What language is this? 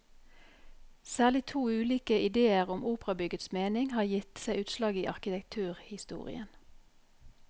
Norwegian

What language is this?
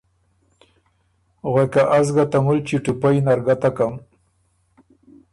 Ormuri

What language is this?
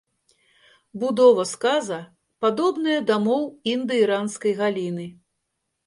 Belarusian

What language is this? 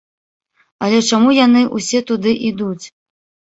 Belarusian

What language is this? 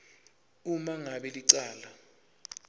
Swati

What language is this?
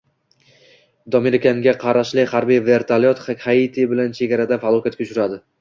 Uzbek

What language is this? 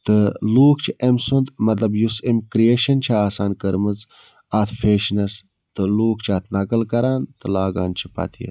Kashmiri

